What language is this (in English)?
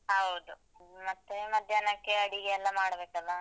Kannada